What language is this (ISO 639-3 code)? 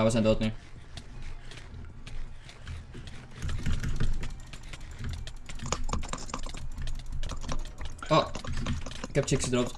nld